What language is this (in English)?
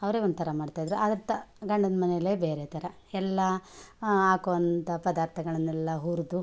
Kannada